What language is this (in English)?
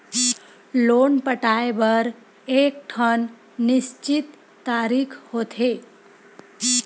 Chhattisgarhi